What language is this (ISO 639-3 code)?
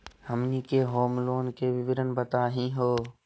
mag